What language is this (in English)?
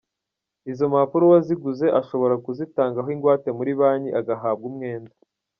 Kinyarwanda